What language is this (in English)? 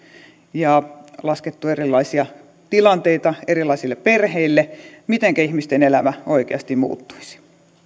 Finnish